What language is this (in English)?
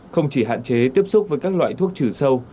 Vietnamese